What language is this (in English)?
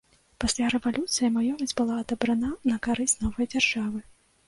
Belarusian